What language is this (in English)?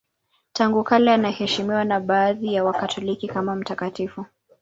Swahili